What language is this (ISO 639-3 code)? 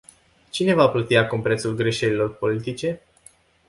ron